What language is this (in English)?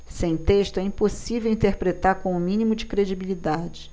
Portuguese